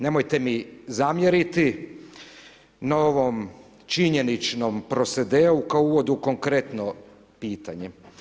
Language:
Croatian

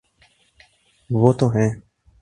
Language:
Urdu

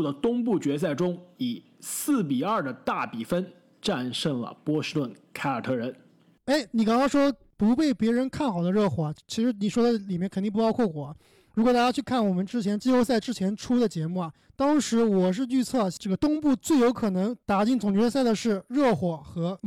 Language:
Chinese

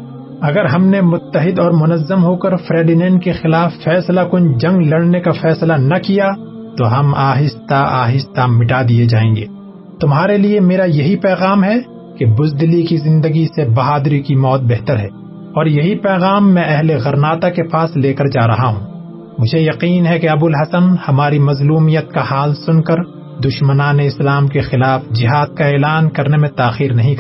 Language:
Urdu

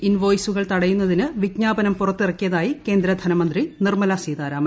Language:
Malayalam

